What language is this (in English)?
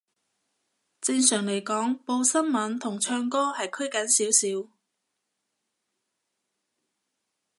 Cantonese